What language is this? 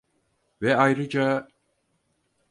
Turkish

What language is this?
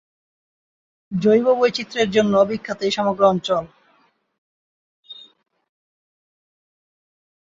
Bangla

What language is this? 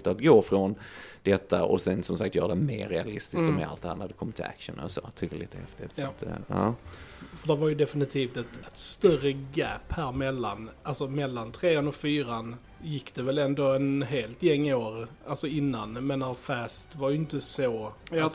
Swedish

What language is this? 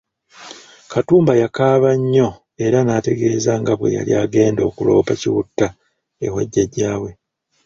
Ganda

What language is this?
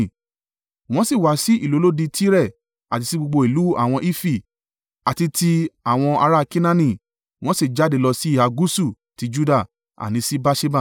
Yoruba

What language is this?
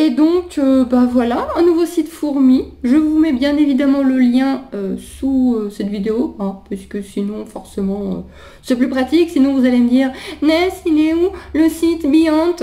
French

